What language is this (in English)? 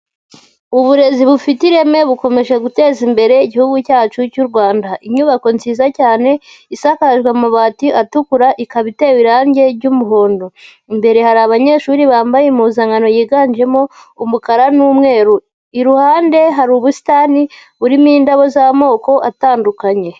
Kinyarwanda